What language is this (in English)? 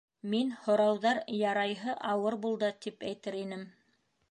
Bashkir